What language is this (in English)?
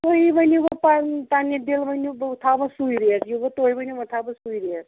Kashmiri